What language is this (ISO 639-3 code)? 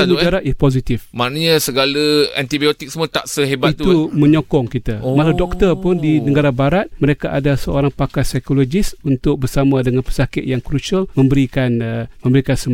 msa